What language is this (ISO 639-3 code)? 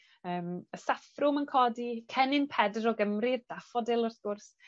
cym